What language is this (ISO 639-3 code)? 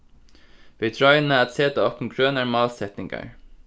fao